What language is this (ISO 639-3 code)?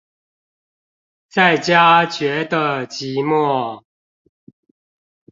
zho